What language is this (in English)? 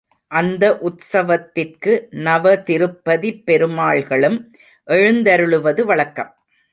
Tamil